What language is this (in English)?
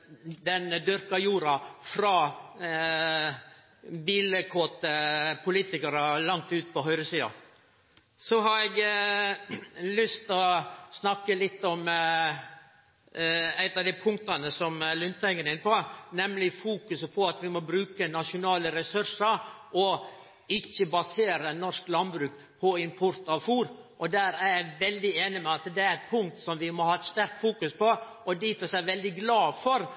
Norwegian Nynorsk